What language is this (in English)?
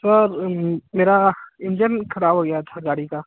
Hindi